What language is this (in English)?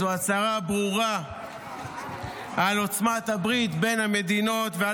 Hebrew